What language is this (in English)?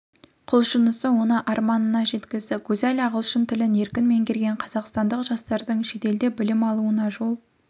Kazakh